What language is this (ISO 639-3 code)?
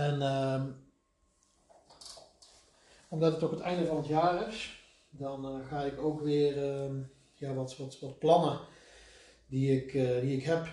nld